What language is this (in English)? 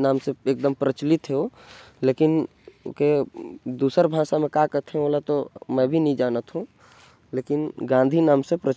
Korwa